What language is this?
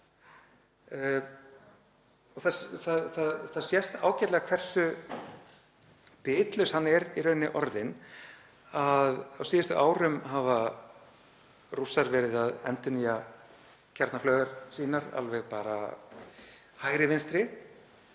Icelandic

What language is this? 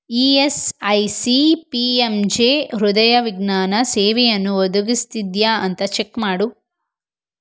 Kannada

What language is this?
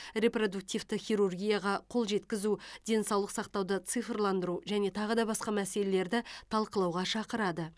Kazakh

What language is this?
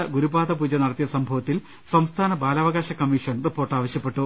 Malayalam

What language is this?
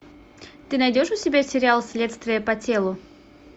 Russian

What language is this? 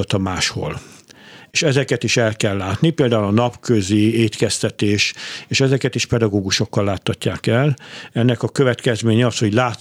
Hungarian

